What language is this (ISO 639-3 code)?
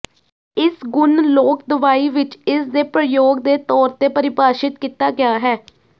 pan